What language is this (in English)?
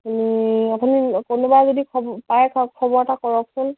Assamese